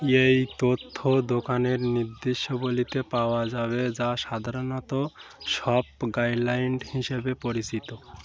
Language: Bangla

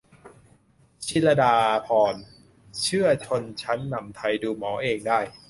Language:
Thai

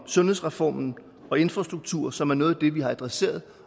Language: Danish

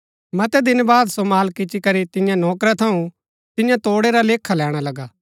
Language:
Gaddi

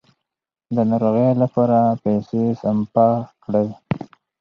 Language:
Pashto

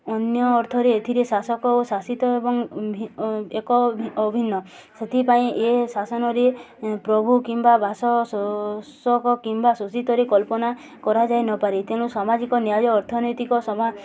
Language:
Odia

